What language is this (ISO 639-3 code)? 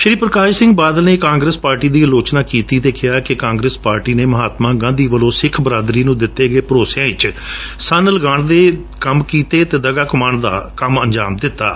pan